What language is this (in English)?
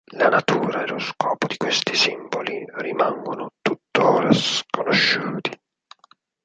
Italian